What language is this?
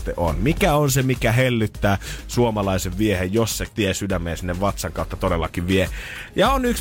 Finnish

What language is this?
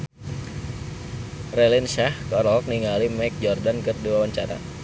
Sundanese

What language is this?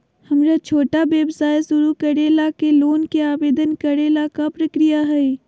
Magahi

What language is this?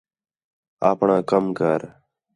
Khetrani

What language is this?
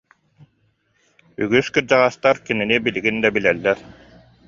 Yakut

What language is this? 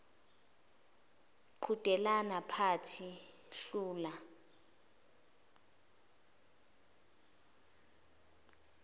Zulu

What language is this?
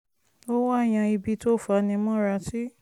Yoruba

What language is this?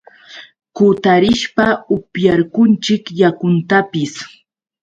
Yauyos Quechua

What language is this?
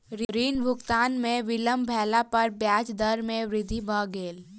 Maithili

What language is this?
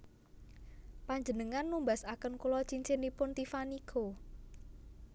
Javanese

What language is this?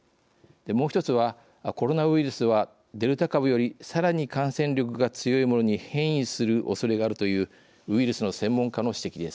Japanese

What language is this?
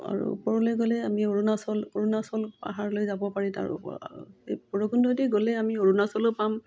Assamese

